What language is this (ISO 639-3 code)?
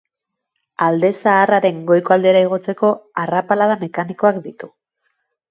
eus